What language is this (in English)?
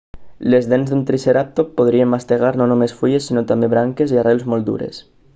Catalan